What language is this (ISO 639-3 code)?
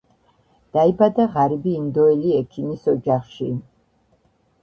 kat